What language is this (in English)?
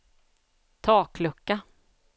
Swedish